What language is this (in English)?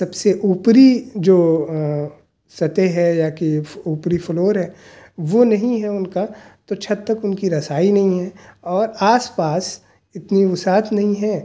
Urdu